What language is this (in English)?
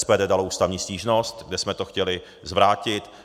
Czech